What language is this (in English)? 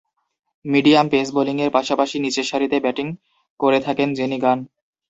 Bangla